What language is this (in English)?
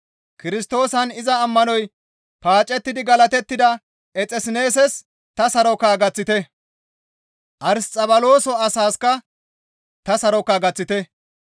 Gamo